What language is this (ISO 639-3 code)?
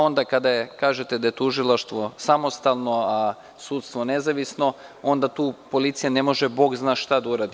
srp